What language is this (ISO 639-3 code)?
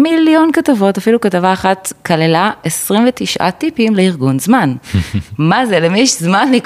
heb